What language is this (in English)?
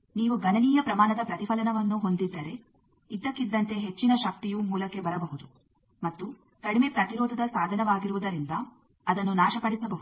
Kannada